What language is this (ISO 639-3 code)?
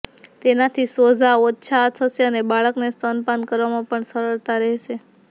guj